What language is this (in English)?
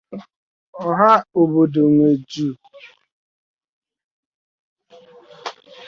Igbo